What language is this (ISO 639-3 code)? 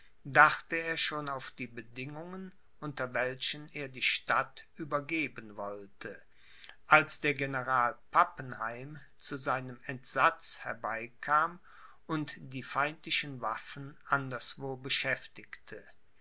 deu